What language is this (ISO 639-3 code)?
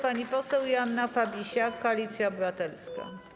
pol